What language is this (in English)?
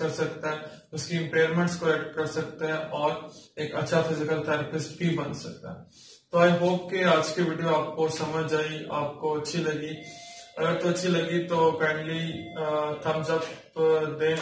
Hindi